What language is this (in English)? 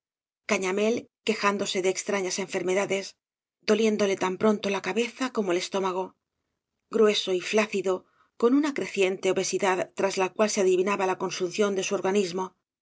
Spanish